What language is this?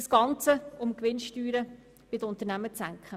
Swiss German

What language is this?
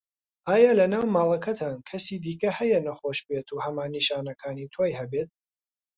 Central Kurdish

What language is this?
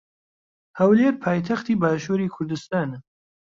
Central Kurdish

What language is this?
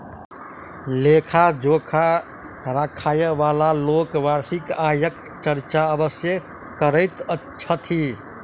Maithili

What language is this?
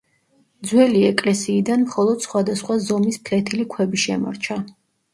Georgian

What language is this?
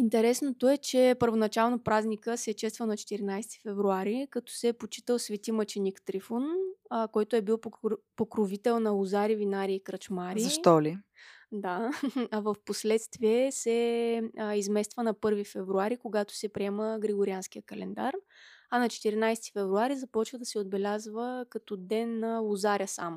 Bulgarian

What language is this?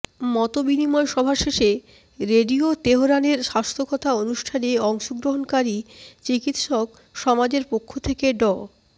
Bangla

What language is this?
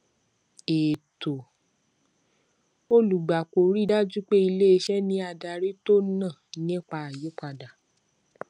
Yoruba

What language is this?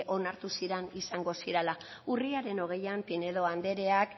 Basque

